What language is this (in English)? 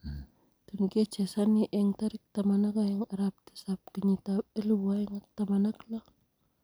Kalenjin